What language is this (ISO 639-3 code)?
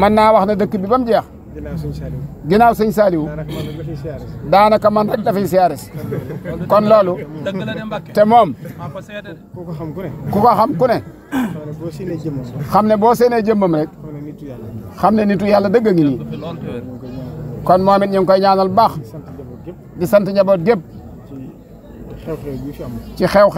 ara